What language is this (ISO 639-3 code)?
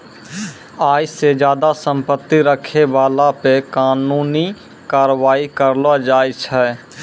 mai